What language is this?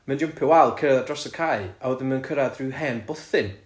Welsh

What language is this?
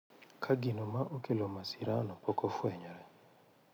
Luo (Kenya and Tanzania)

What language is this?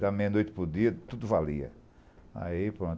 Portuguese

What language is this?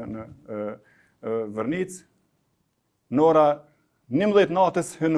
Romanian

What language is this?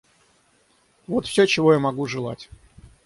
Russian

